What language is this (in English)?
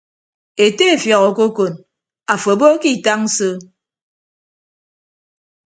Ibibio